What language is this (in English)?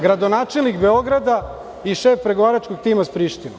Serbian